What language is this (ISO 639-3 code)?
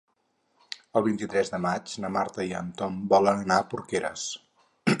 cat